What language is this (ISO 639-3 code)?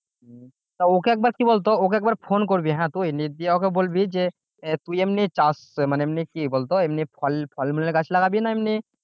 ben